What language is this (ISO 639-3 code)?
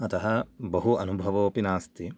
san